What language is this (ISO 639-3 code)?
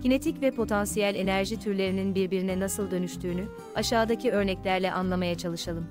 tur